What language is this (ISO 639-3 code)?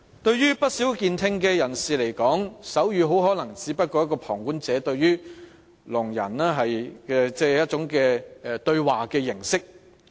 yue